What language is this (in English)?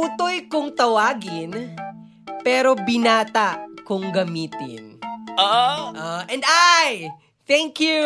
Filipino